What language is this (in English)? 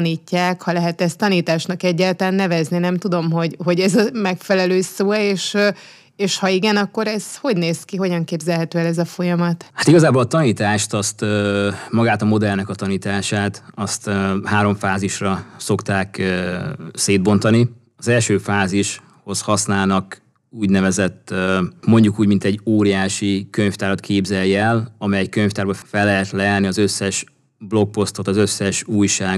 Hungarian